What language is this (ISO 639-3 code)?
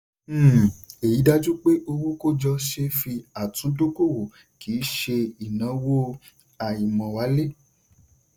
yor